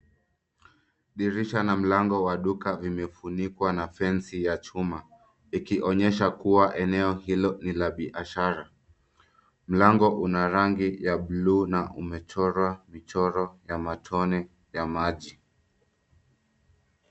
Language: Swahili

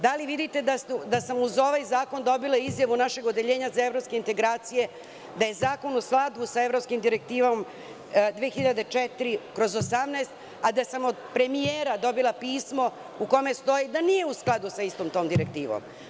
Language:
Serbian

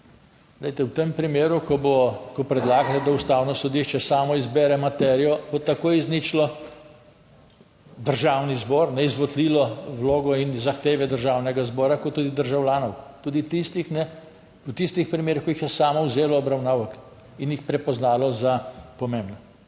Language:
Slovenian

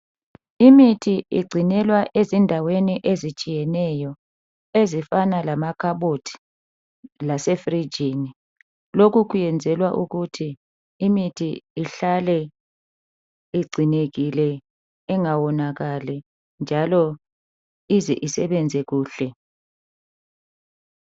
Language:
North Ndebele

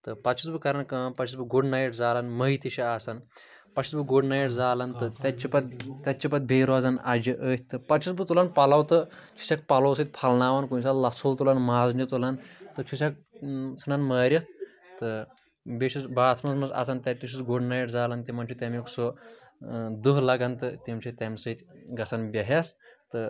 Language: Kashmiri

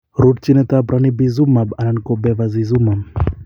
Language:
Kalenjin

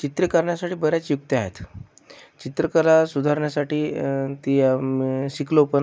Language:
Marathi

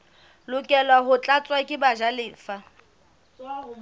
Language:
Southern Sotho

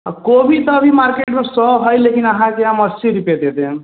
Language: Maithili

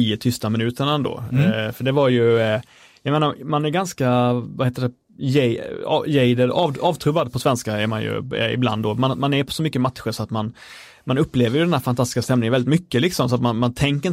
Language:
Swedish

